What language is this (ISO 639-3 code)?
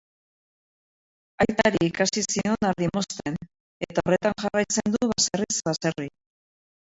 eus